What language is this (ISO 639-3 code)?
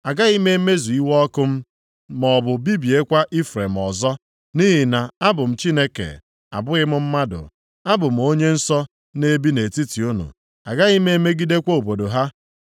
ibo